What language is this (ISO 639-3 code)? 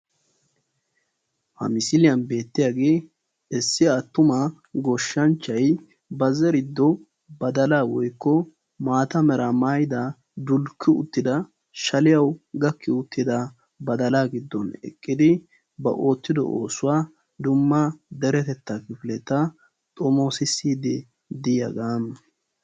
wal